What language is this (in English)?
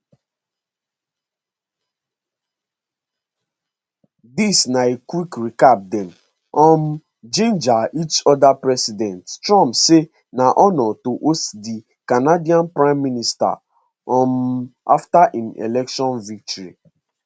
Nigerian Pidgin